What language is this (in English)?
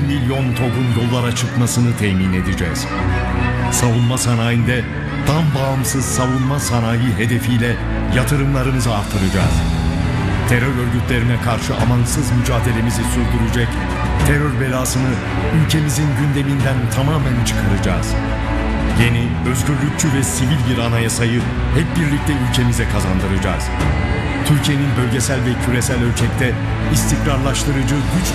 Turkish